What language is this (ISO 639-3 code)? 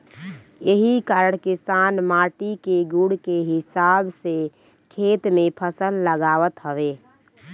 bho